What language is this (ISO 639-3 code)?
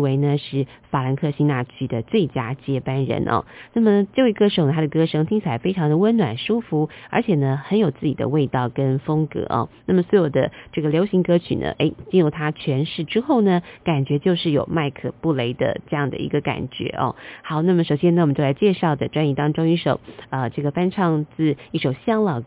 zho